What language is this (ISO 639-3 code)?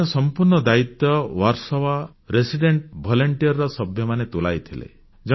ori